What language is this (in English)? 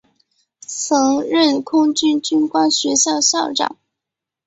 Chinese